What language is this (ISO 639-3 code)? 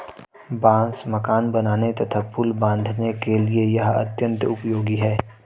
hin